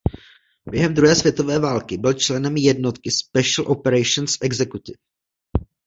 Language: Czech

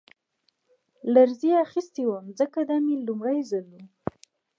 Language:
Pashto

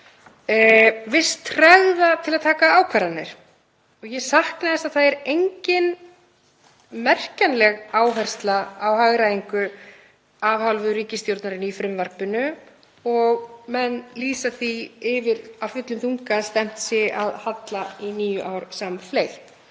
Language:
Icelandic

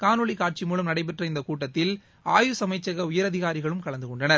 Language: Tamil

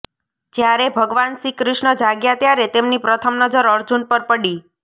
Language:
Gujarati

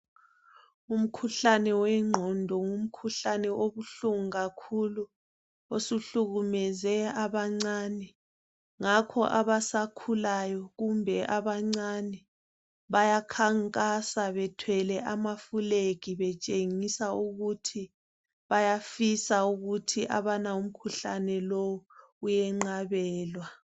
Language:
North Ndebele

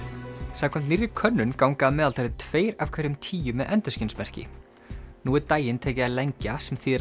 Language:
Icelandic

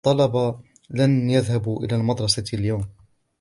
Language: Arabic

